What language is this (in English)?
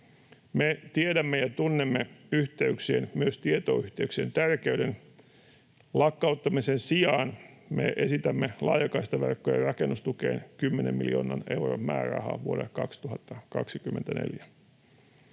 Finnish